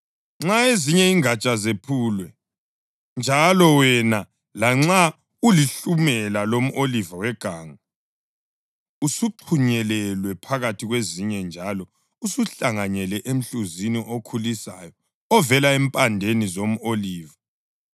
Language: North Ndebele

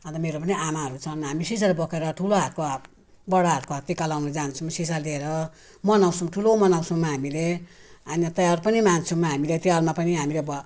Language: Nepali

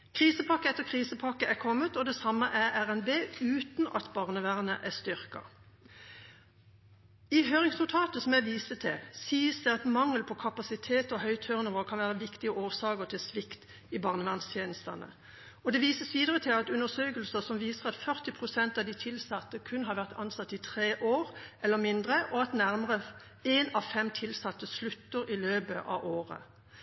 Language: Norwegian Bokmål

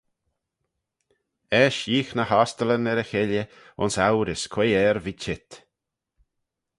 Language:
Manx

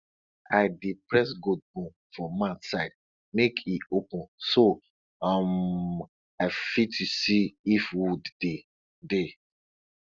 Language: Nigerian Pidgin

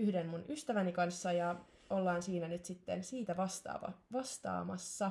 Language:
Finnish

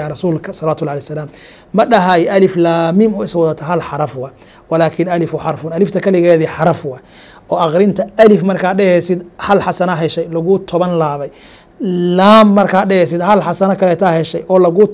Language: Arabic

